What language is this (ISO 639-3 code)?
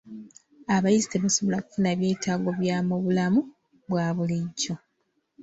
lug